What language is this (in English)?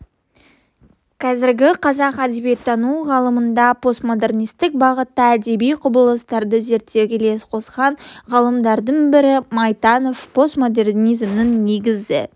Kazakh